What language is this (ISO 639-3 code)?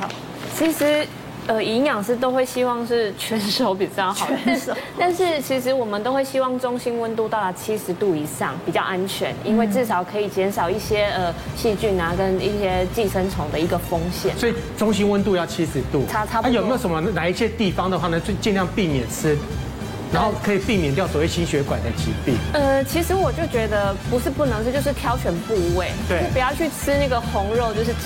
zho